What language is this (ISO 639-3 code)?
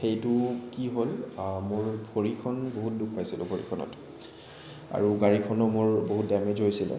asm